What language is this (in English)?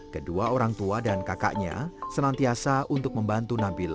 Indonesian